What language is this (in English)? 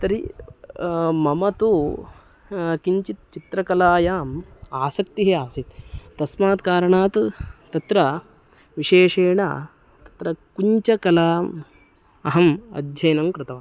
Sanskrit